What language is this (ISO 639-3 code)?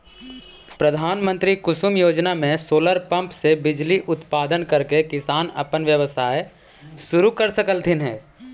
mag